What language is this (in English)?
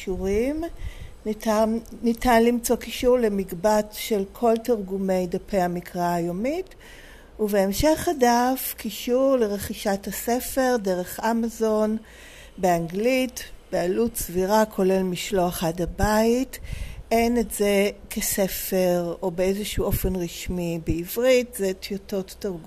Hebrew